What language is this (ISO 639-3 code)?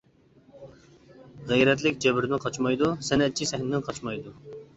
uig